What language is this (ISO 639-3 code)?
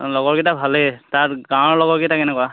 asm